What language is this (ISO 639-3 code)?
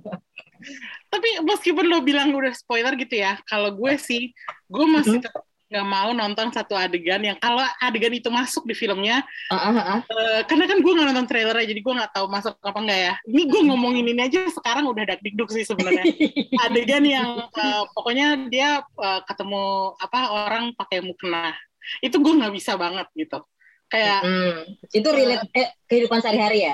ind